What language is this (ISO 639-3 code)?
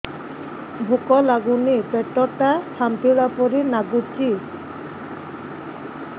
ori